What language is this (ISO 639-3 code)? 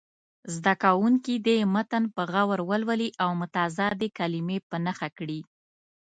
pus